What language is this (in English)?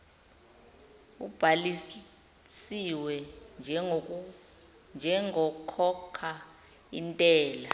Zulu